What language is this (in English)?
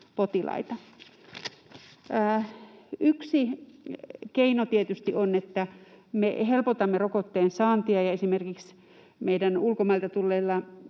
Finnish